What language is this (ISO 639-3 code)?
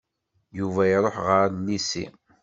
kab